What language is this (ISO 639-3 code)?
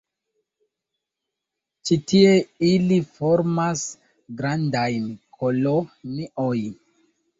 epo